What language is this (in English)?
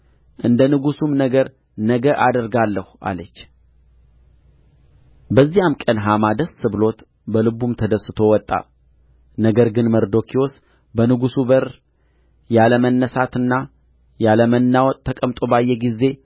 Amharic